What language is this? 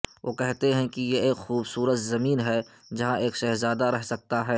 Urdu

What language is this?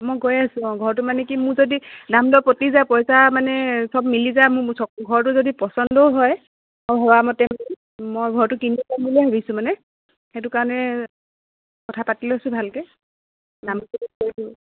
Assamese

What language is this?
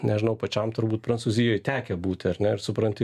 Lithuanian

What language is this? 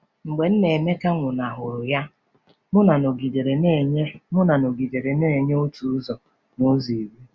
Igbo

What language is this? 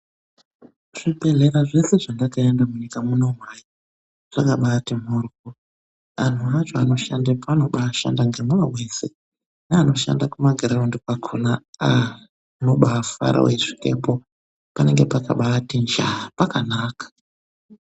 Ndau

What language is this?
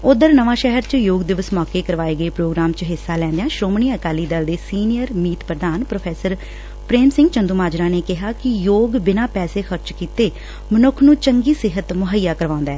Punjabi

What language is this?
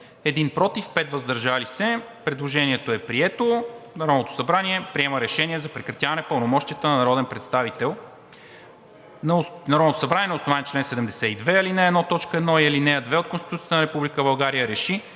Bulgarian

